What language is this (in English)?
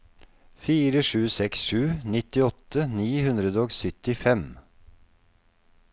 Norwegian